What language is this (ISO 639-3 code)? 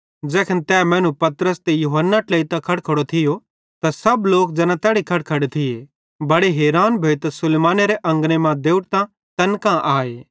bhd